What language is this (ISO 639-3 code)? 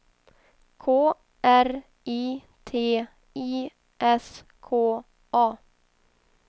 swe